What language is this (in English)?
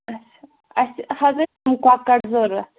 Kashmiri